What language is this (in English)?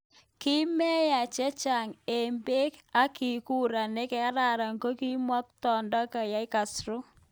Kalenjin